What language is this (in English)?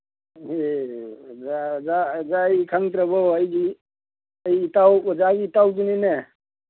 Manipuri